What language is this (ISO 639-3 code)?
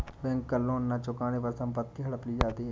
hin